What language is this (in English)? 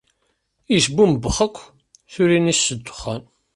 Kabyle